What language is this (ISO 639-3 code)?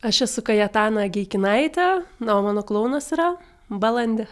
lit